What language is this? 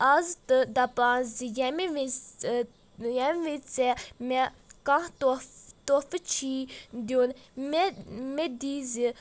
Kashmiri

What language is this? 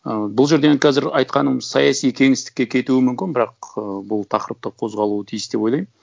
Kazakh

